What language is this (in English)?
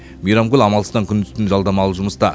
Kazakh